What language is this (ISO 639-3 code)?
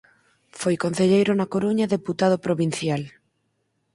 glg